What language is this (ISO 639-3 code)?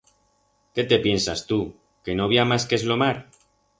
arg